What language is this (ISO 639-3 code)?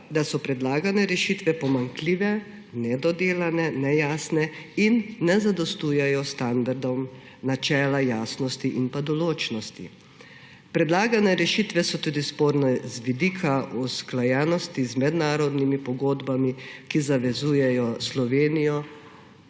slv